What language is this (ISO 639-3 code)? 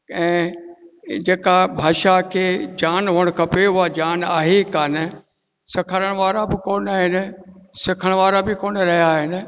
snd